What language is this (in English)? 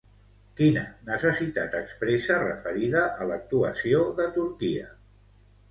Catalan